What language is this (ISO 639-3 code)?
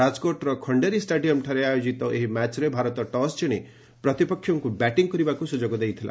ori